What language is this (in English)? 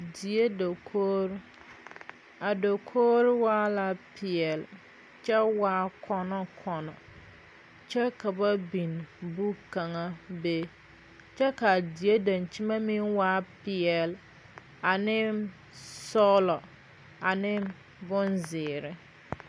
Southern Dagaare